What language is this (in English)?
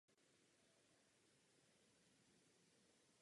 Czech